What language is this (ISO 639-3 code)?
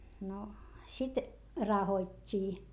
fin